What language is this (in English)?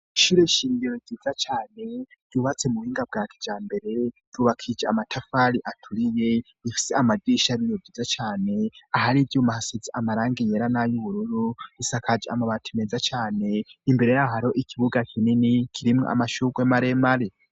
Rundi